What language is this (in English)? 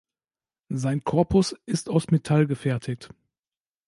German